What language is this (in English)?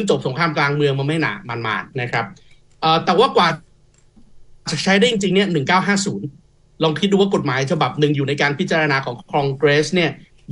Thai